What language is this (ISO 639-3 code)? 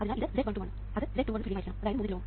mal